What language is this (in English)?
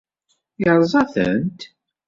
Kabyle